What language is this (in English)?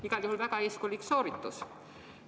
Estonian